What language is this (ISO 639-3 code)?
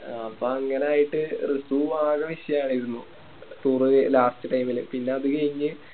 mal